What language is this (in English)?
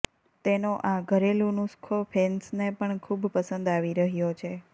Gujarati